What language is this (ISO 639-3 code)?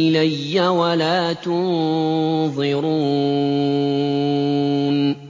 ara